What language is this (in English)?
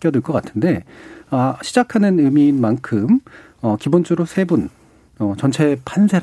Korean